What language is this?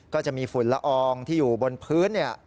Thai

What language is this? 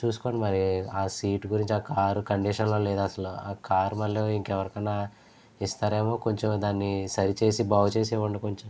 Telugu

